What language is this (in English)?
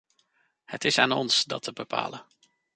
Dutch